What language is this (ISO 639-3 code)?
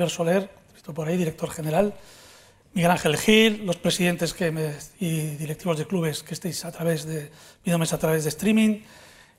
spa